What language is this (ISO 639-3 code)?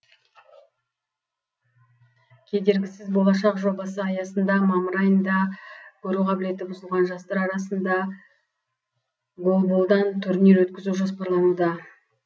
kaz